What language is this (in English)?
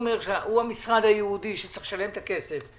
Hebrew